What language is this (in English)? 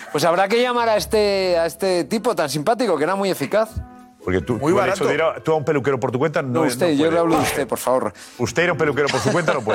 Spanish